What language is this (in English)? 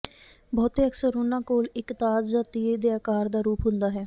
Punjabi